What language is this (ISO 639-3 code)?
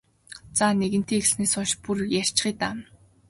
mon